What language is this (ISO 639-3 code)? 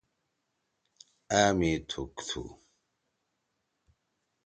trw